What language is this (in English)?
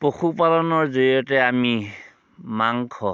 Assamese